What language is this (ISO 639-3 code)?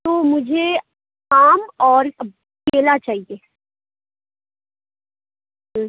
urd